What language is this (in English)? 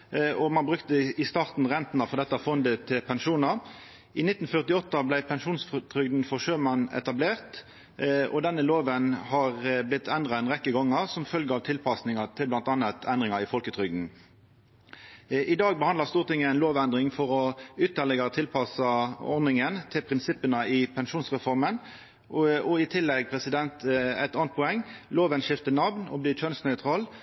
Norwegian Nynorsk